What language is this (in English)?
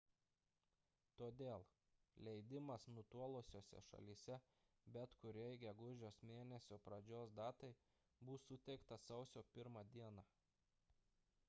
Lithuanian